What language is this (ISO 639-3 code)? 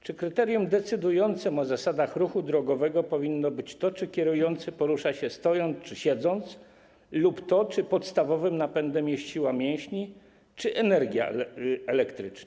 pol